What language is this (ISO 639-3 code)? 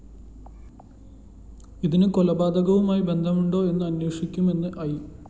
mal